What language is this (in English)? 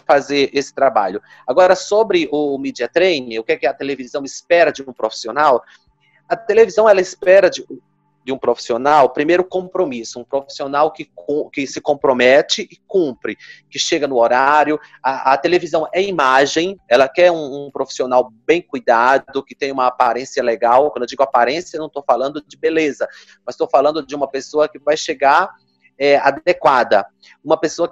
Portuguese